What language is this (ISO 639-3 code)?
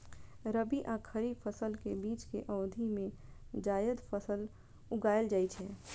mai